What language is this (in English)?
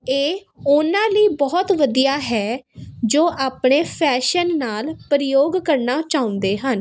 Punjabi